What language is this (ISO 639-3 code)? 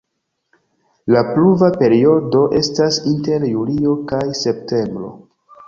epo